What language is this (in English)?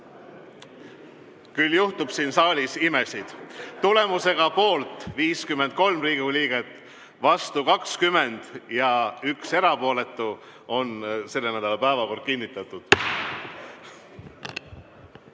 Estonian